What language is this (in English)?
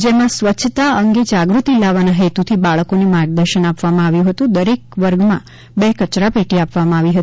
Gujarati